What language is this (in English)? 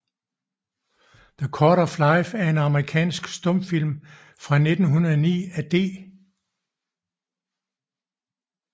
Danish